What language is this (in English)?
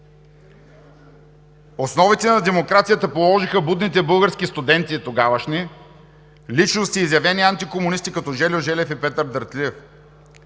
Bulgarian